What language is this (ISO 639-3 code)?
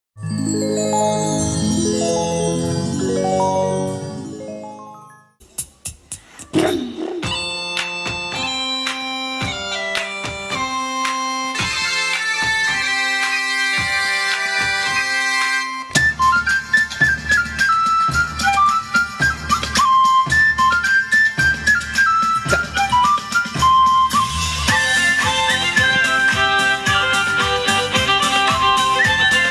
lit